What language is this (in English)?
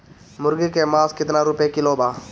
Bhojpuri